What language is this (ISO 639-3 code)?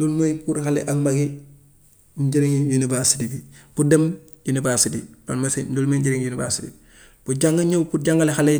wof